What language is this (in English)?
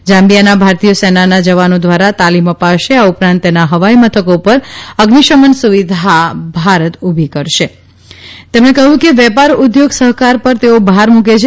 Gujarati